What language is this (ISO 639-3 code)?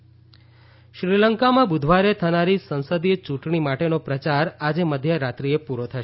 guj